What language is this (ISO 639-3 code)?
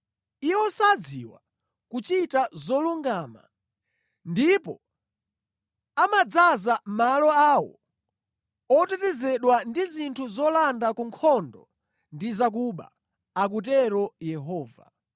nya